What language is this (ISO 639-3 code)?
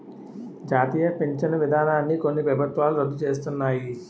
tel